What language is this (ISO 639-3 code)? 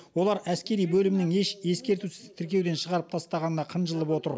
kaz